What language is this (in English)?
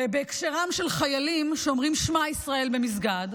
Hebrew